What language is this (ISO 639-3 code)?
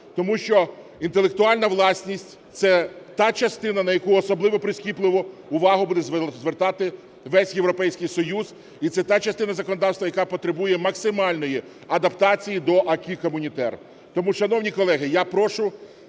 ukr